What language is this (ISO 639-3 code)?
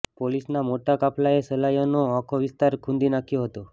guj